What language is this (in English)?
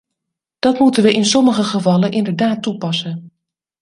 Dutch